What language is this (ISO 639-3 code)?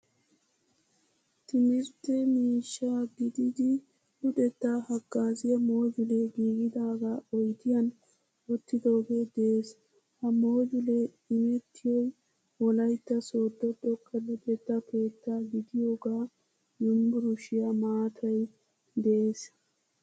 wal